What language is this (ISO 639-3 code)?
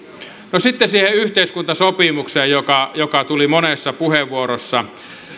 fin